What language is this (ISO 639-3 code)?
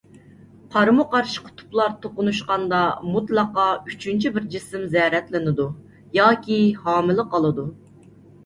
uig